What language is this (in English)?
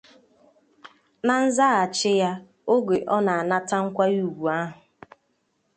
Igbo